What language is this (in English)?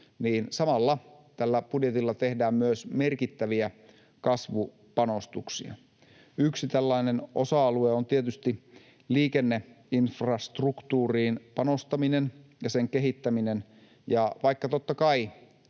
Finnish